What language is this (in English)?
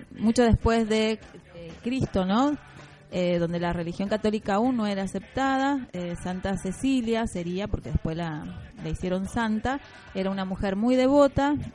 Spanish